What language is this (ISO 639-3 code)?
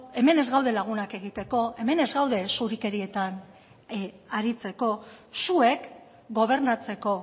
eus